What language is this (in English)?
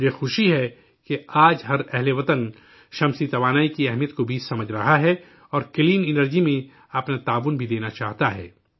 Urdu